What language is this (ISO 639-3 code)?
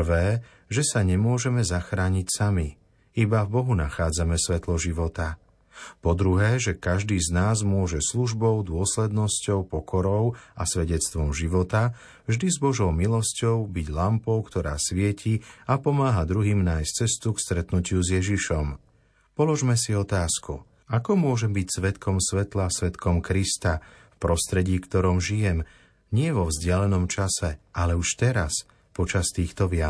slk